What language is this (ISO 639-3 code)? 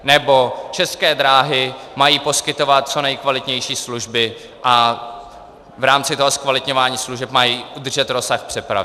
ces